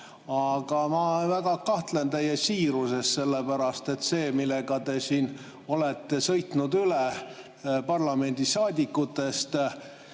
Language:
Estonian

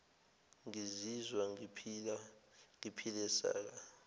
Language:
Zulu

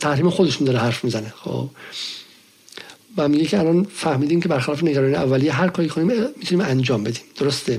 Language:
Persian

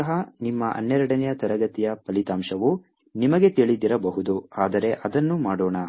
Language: Kannada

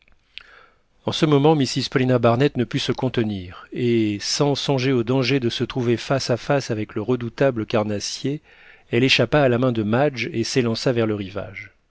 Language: French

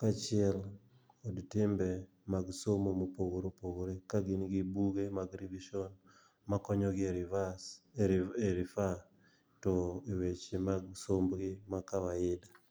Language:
Luo (Kenya and Tanzania)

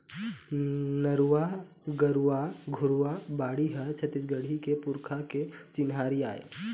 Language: Chhattisgarhi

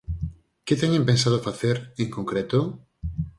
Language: Galician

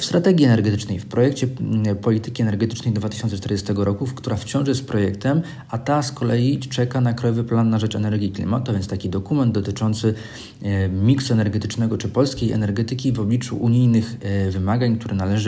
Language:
Polish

